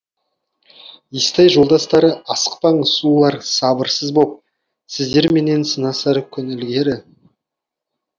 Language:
Kazakh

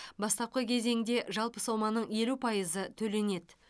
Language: Kazakh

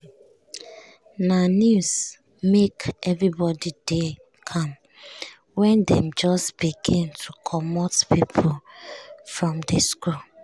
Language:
Nigerian Pidgin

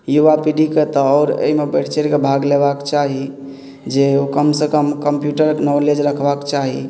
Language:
Maithili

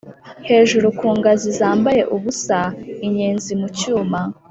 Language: Kinyarwanda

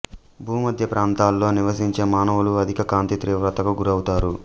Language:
Telugu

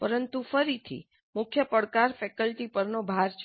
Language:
Gujarati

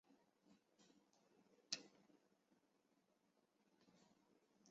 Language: Chinese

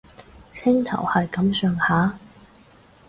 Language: Cantonese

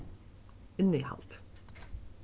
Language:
Faroese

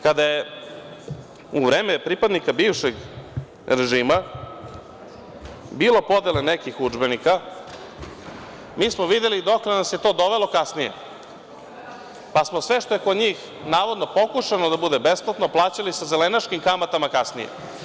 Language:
Serbian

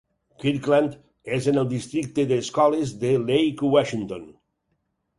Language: Catalan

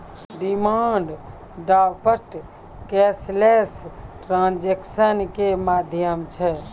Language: Maithili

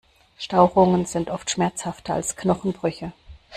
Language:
German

